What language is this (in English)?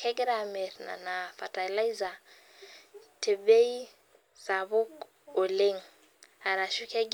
Masai